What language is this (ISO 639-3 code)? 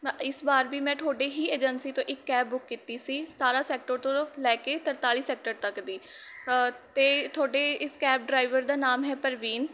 pan